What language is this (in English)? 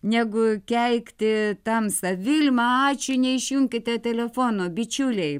Lithuanian